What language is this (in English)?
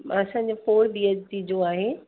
Sindhi